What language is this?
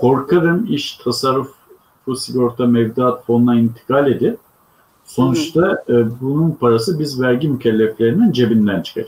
Turkish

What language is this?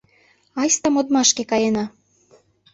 Mari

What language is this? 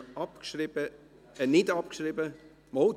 Swiss German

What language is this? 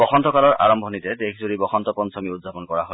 Assamese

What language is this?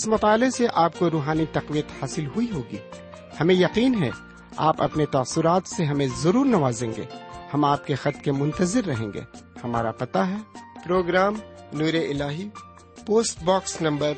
Urdu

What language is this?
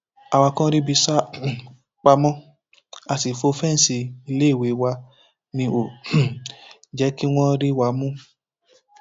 Yoruba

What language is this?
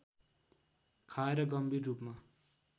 Nepali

